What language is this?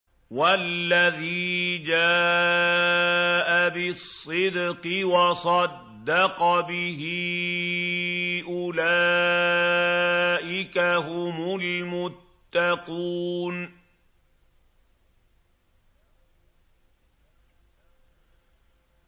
Arabic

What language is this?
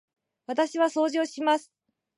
Japanese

